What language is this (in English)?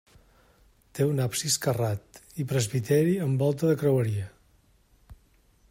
Catalan